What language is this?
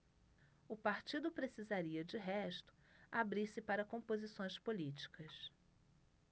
Portuguese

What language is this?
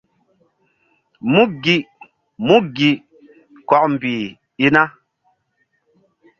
Mbum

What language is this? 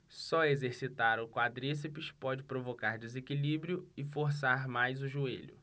Portuguese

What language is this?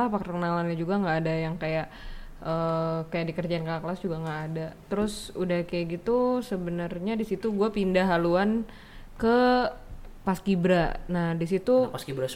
Indonesian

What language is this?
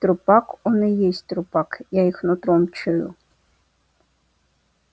Russian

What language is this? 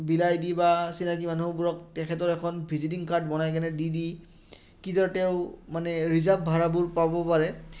Assamese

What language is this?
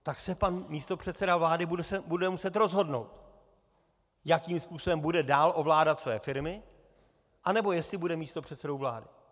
Czech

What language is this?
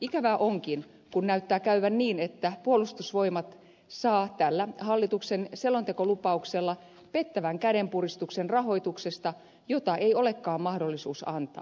Finnish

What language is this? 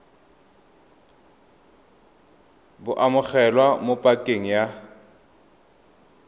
Tswana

